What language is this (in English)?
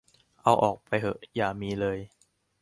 Thai